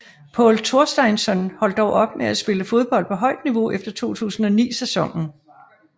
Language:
Danish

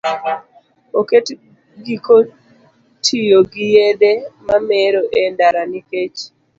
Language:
Luo (Kenya and Tanzania)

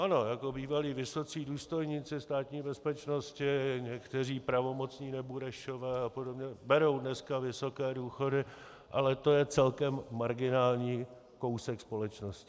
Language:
Czech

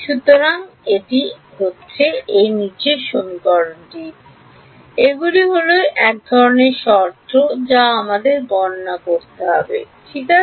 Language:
Bangla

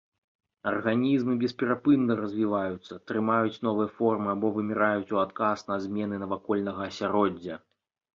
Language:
Belarusian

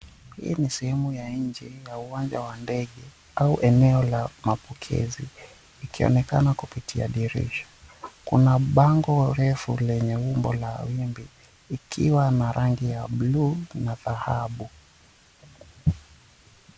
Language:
Swahili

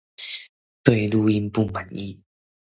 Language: Chinese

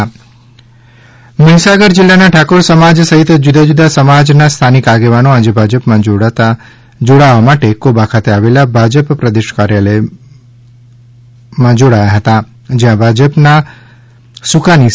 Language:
Gujarati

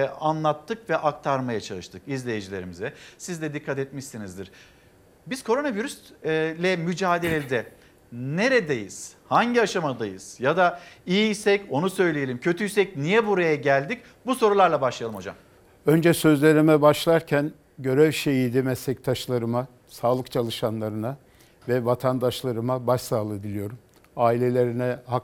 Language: Turkish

